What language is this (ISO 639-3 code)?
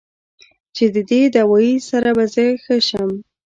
pus